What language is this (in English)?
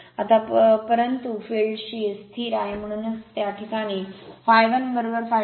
Marathi